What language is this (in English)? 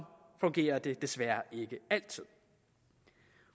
Danish